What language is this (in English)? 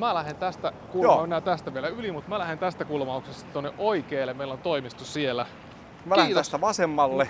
Finnish